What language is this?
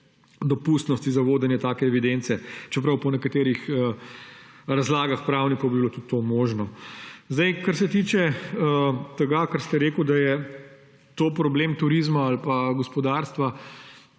Slovenian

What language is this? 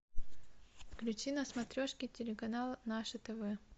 Russian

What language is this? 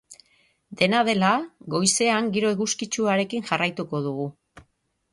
Basque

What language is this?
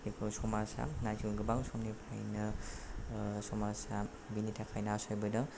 Bodo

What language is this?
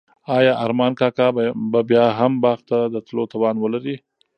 Pashto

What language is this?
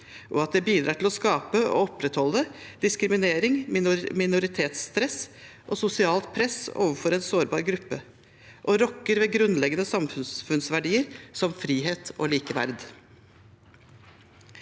Norwegian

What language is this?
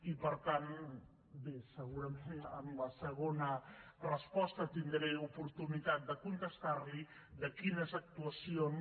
Catalan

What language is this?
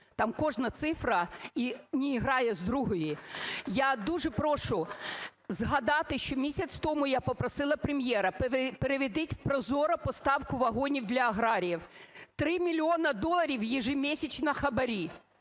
Ukrainian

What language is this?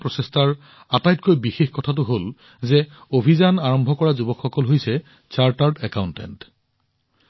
Assamese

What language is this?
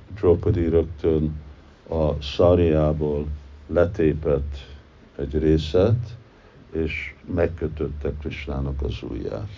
Hungarian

